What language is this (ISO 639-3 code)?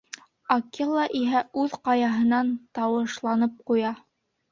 bak